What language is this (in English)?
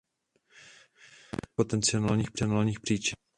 Czech